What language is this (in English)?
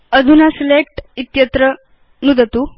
Sanskrit